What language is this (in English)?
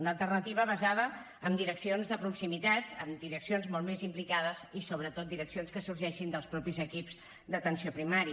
Catalan